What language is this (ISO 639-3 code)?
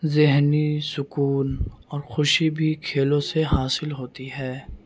urd